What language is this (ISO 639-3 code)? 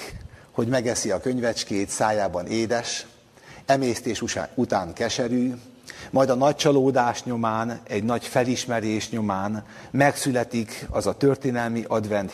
hun